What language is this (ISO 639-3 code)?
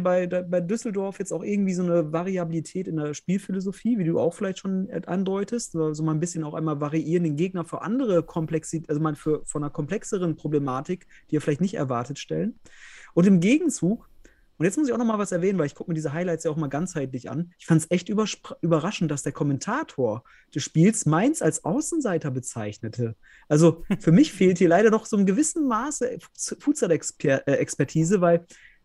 deu